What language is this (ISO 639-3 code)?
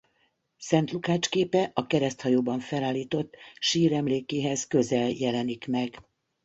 hun